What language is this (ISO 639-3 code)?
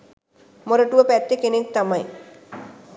sin